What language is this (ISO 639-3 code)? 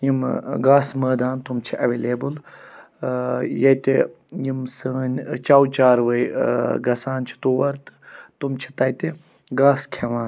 kas